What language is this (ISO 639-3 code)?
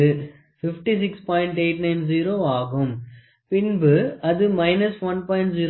tam